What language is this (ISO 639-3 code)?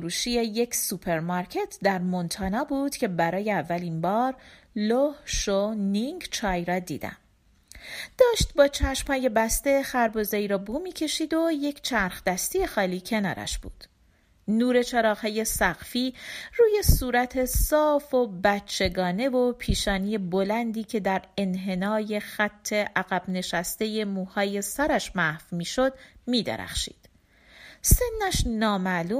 fas